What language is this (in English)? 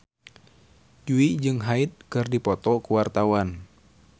Sundanese